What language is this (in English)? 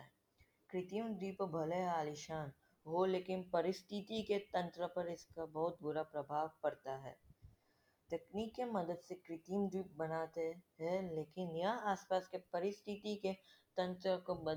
Hindi